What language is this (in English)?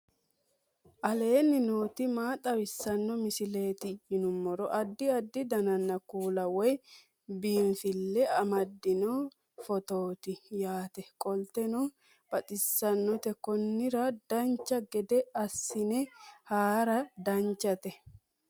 Sidamo